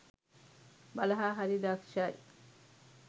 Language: Sinhala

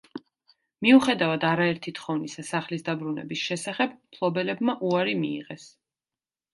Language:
Georgian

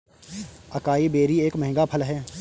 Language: Hindi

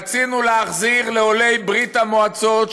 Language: Hebrew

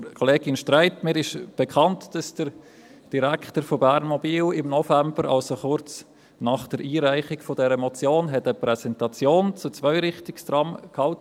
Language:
Swiss German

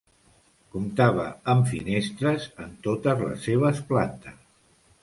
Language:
Catalan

